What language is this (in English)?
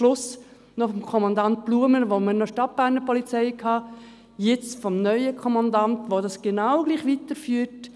Swiss German